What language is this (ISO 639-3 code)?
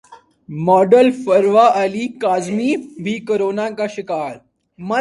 urd